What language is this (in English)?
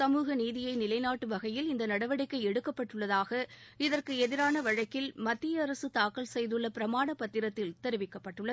Tamil